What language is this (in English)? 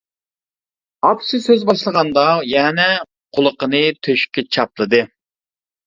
Uyghur